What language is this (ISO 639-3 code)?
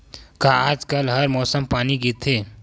hne